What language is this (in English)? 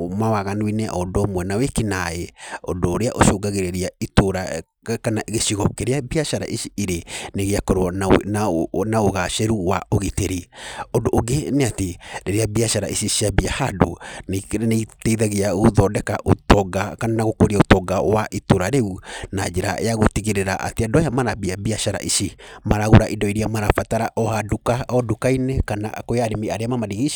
Kikuyu